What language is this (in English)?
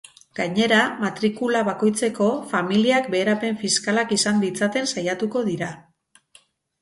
Basque